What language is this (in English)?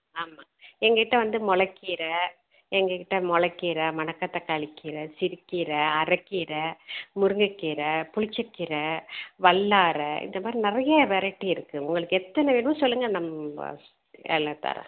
Tamil